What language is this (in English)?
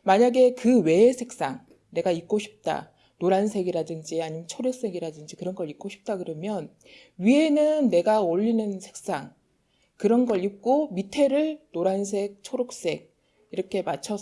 Korean